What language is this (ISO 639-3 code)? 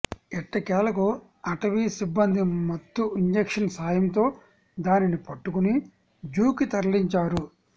tel